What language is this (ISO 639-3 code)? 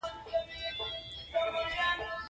pus